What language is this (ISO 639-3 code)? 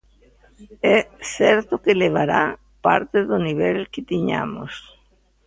glg